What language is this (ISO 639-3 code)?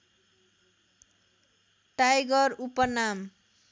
nep